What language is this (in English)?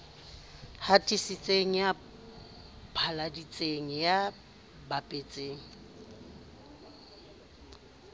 Southern Sotho